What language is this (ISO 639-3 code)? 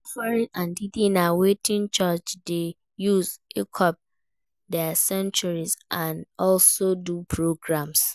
pcm